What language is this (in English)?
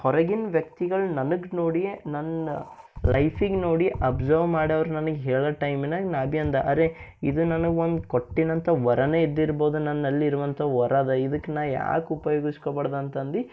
Kannada